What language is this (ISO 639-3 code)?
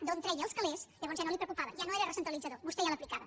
cat